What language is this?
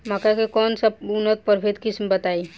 Bhojpuri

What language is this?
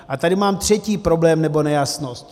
Czech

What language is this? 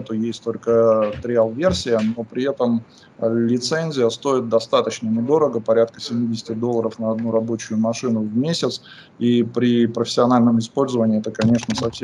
Russian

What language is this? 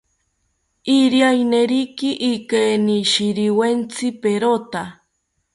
South Ucayali Ashéninka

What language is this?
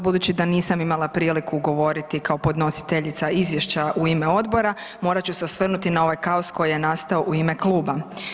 Croatian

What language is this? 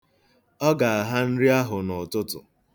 Igbo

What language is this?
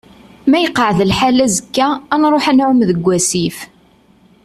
Kabyle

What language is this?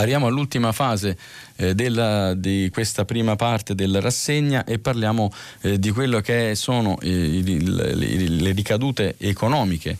Italian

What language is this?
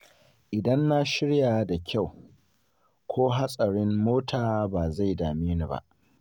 Hausa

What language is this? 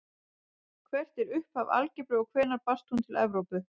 Icelandic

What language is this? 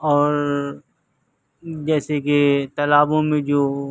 Urdu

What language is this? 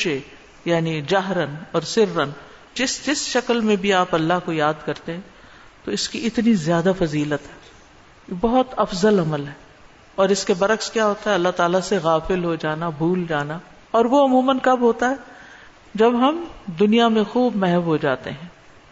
Urdu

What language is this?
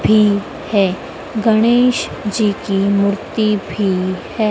Hindi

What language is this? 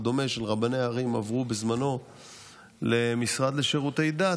Hebrew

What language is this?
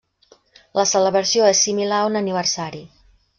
Catalan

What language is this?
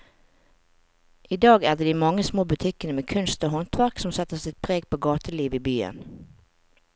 Norwegian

